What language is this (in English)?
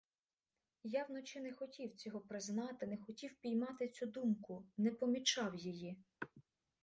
Ukrainian